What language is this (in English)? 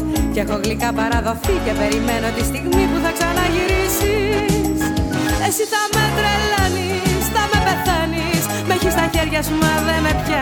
Greek